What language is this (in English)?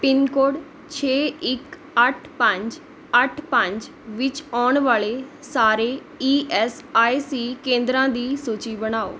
Punjabi